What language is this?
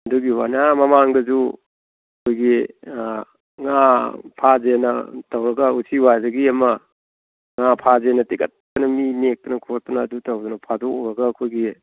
Manipuri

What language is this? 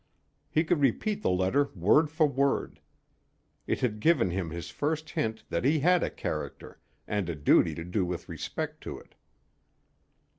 English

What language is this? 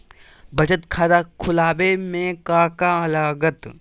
Magahi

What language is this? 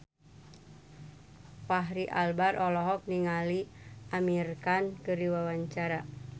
Sundanese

